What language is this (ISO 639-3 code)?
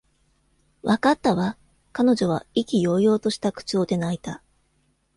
jpn